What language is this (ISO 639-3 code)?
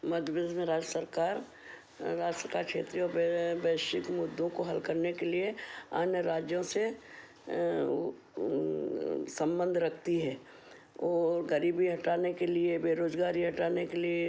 hin